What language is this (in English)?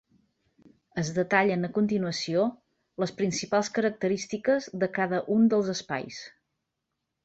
Catalan